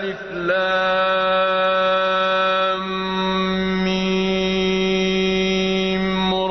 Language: Arabic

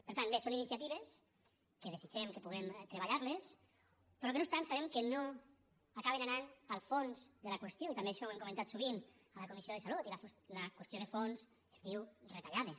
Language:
Catalan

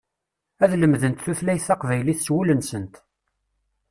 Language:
Kabyle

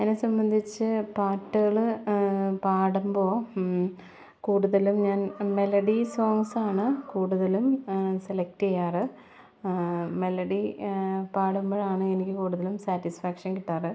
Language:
Malayalam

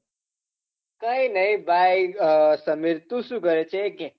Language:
Gujarati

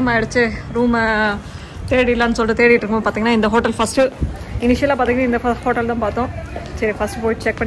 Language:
Indonesian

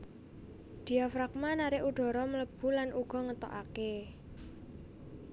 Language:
Javanese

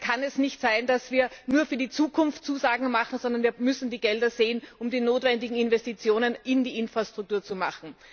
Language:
German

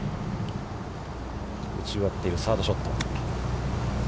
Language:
Japanese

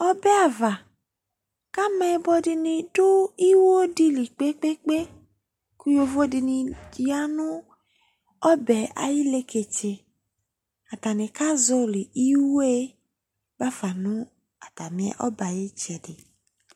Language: Ikposo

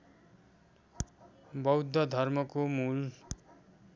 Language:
Nepali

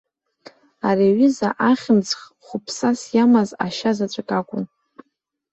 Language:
Abkhazian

